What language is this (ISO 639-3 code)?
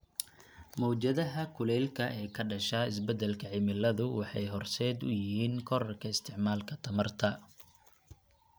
som